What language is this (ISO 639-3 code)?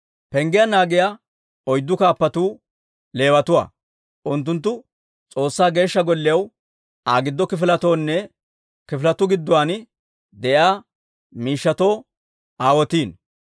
dwr